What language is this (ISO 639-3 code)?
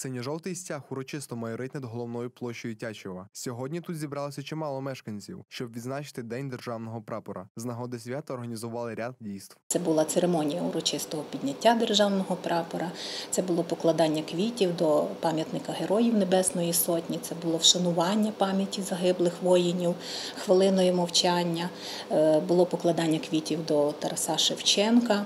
ukr